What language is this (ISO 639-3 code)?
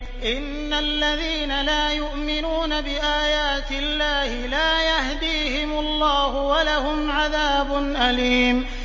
ara